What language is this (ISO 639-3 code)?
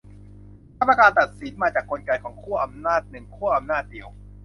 tha